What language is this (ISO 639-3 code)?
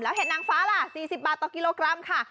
tha